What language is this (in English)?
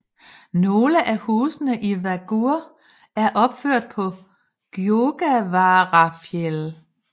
Danish